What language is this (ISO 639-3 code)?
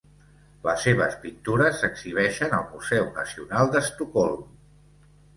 cat